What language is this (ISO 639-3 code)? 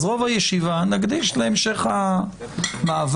heb